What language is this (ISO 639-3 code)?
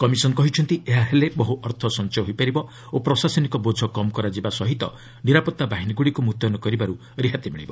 ori